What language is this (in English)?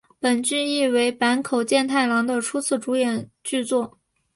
Chinese